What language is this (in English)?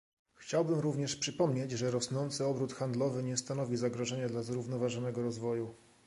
Polish